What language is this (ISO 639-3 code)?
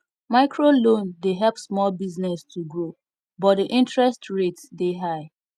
pcm